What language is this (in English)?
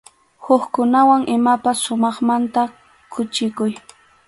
Arequipa-La Unión Quechua